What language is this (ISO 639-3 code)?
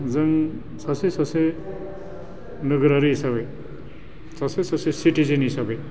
brx